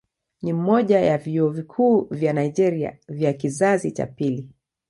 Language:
Swahili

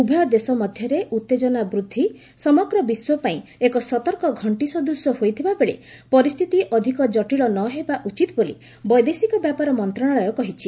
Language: Odia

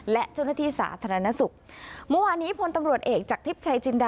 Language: Thai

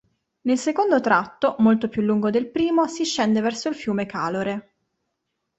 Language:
Italian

